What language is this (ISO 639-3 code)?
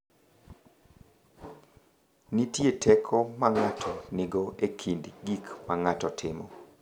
luo